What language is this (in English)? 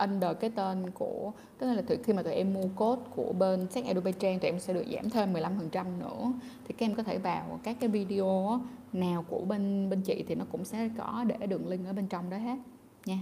Vietnamese